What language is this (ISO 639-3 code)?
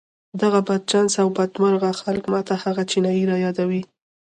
pus